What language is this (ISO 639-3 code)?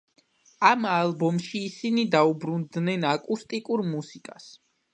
kat